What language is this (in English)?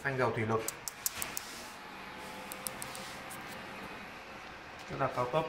Vietnamese